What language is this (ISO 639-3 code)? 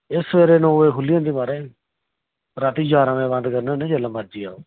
doi